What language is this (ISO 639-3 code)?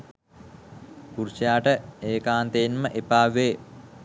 sin